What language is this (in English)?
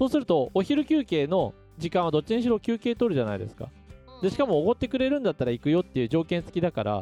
Japanese